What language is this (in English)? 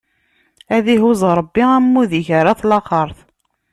Kabyle